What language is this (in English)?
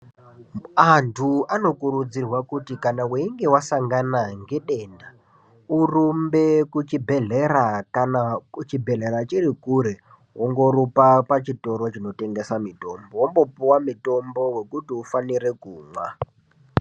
Ndau